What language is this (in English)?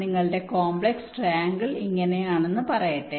Malayalam